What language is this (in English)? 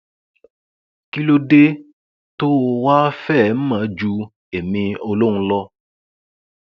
Yoruba